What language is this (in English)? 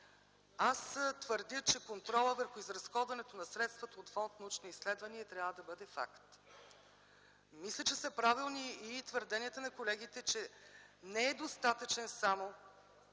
Bulgarian